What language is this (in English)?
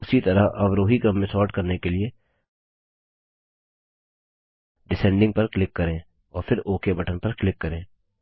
Hindi